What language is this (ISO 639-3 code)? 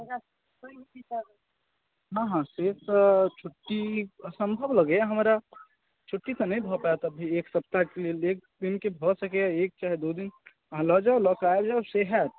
mai